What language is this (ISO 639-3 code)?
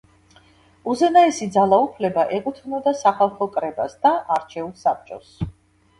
kat